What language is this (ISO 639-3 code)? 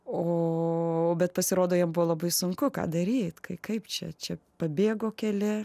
lit